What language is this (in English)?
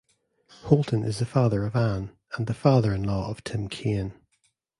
English